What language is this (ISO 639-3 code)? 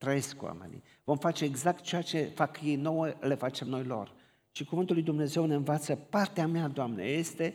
ron